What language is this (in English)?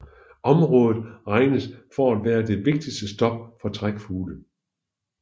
Danish